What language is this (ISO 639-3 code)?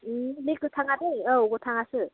brx